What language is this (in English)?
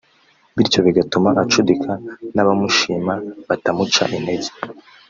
Kinyarwanda